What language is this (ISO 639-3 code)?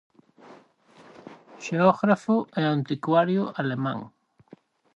glg